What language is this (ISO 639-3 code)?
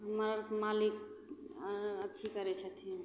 mai